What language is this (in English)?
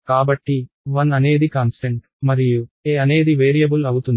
Telugu